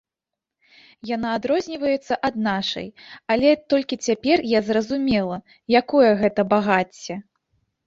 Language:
Belarusian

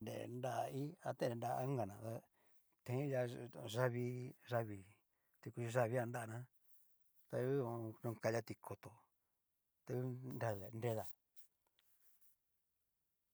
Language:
Cacaloxtepec Mixtec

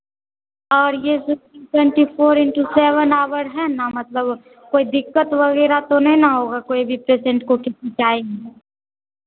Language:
Hindi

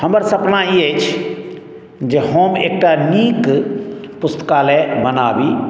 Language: Maithili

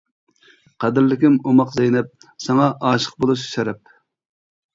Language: Uyghur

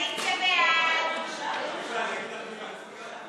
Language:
Hebrew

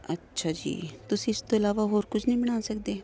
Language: Punjabi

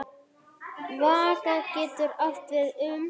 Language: Icelandic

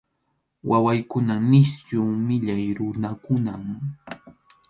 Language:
Arequipa-La Unión Quechua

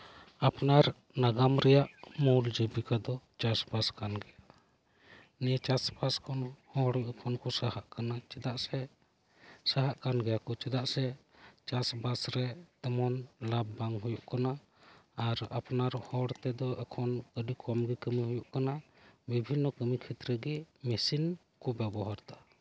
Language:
Santali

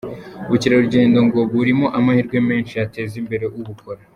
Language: Kinyarwanda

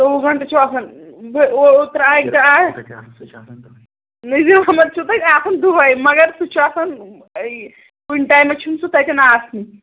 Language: Kashmiri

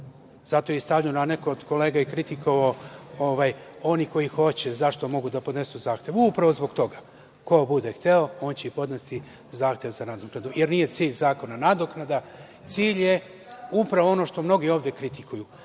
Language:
Serbian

